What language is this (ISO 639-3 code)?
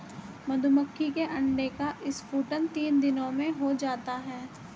hin